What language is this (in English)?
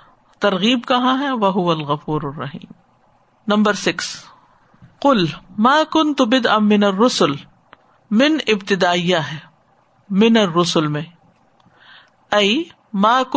Urdu